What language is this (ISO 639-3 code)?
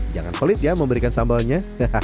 ind